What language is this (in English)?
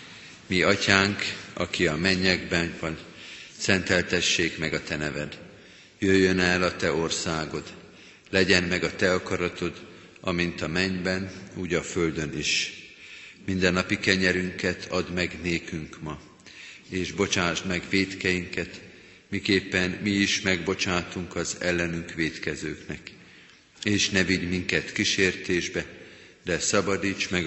Hungarian